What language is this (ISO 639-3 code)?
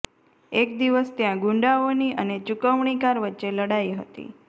guj